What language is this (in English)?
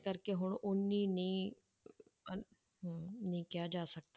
Punjabi